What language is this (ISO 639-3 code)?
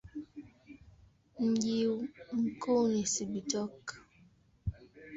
swa